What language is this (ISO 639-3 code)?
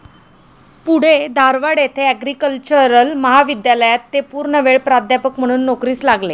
mar